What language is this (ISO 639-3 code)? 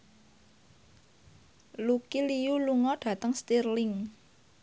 jav